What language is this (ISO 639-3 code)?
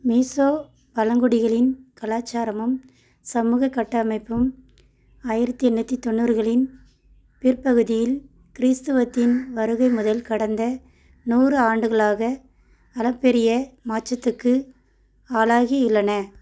tam